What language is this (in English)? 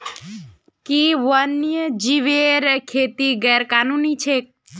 Magahi